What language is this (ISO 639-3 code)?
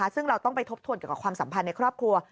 tha